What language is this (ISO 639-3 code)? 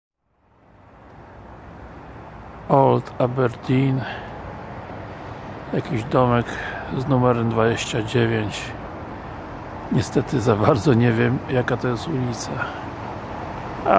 pol